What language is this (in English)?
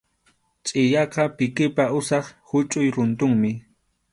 Arequipa-La Unión Quechua